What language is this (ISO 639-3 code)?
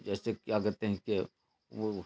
urd